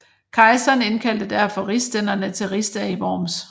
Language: Danish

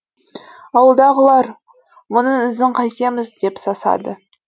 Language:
Kazakh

